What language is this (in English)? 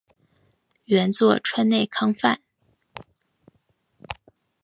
Chinese